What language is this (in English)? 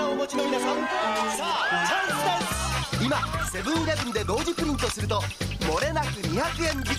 Japanese